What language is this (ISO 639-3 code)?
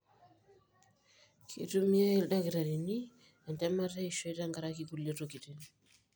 mas